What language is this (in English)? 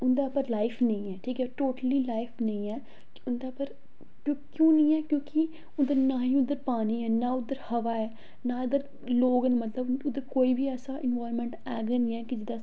Dogri